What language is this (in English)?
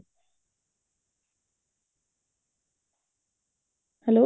Odia